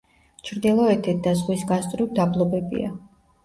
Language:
Georgian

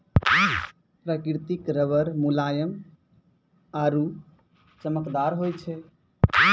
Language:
Maithili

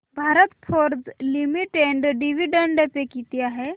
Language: Marathi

